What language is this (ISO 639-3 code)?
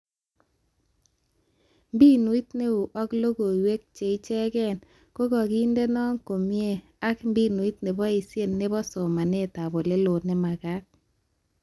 kln